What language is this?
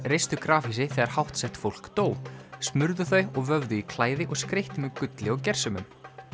Icelandic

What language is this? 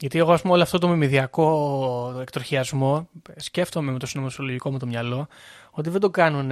Greek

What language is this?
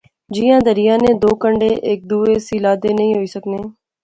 Pahari-Potwari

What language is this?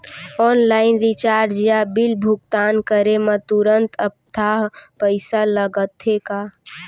Chhattisgarhi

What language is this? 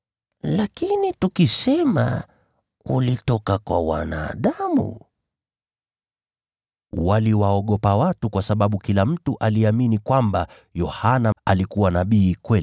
Swahili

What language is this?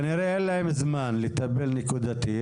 Hebrew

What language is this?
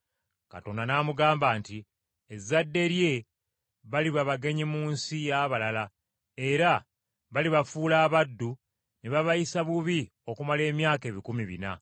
Ganda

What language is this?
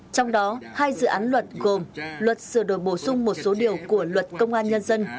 Vietnamese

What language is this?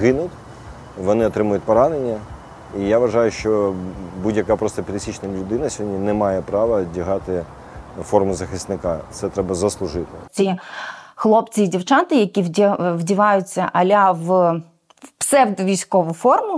Ukrainian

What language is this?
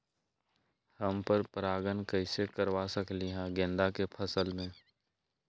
Magahi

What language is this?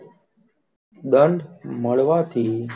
Gujarati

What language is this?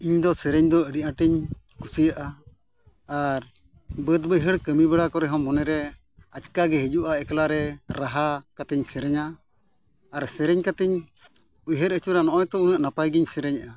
Santali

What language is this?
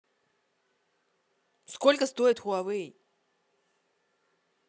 Russian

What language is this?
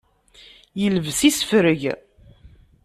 Kabyle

